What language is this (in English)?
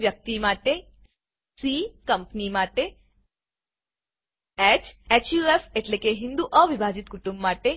Gujarati